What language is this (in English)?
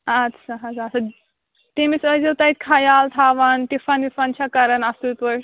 Kashmiri